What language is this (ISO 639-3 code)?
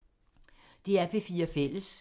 dan